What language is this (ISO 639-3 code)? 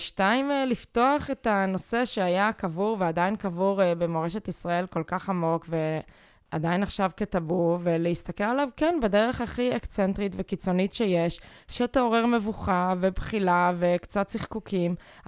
heb